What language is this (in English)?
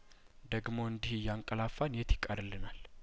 Amharic